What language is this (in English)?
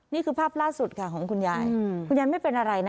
Thai